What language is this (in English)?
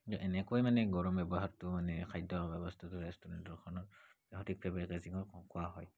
Assamese